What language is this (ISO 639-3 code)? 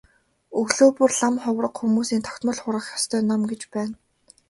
mon